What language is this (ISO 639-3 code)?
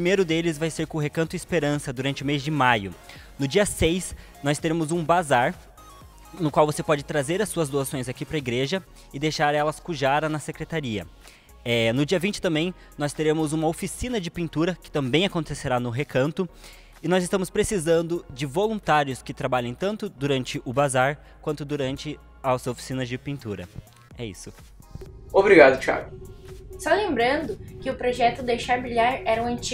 por